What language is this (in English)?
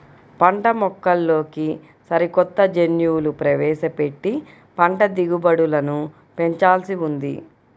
Telugu